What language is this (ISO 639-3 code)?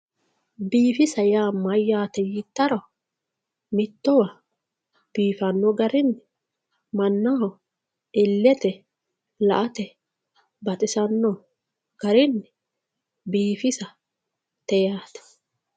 sid